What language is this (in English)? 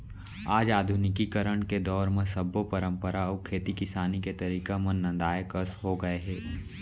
Chhattisgarhi